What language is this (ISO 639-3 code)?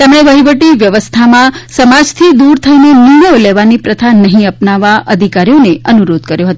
guj